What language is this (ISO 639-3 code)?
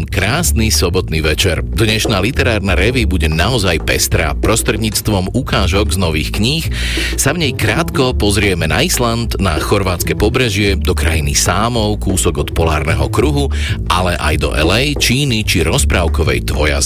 slk